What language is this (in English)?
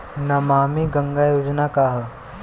Bhojpuri